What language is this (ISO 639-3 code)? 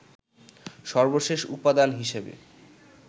ben